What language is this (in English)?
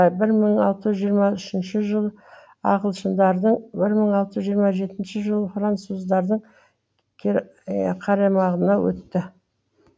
Kazakh